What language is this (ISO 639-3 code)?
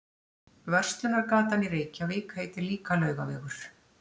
isl